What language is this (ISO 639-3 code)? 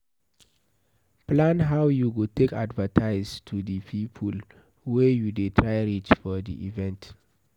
pcm